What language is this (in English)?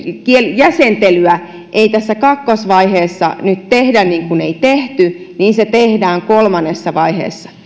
Finnish